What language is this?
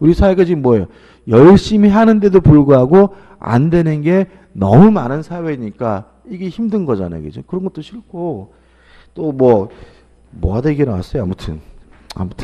Korean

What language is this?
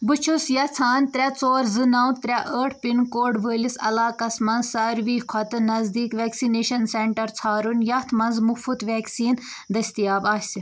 Kashmiri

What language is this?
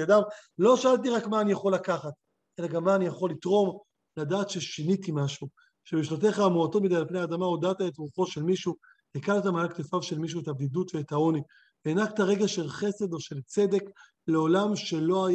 Hebrew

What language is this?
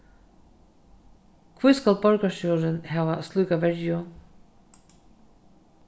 Faroese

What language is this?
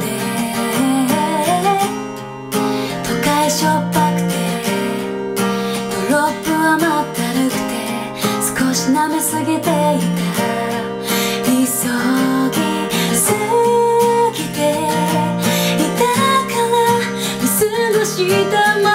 Korean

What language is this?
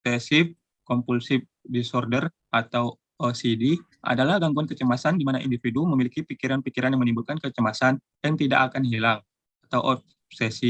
Indonesian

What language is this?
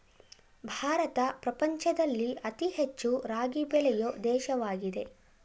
Kannada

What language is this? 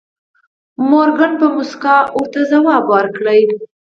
Pashto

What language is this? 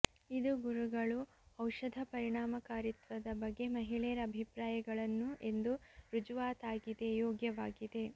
Kannada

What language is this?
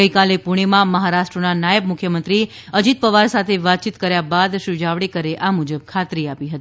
Gujarati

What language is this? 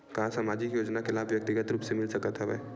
Chhattisgarhi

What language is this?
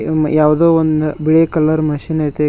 Kannada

